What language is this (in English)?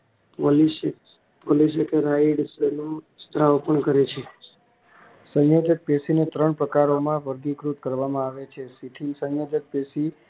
Gujarati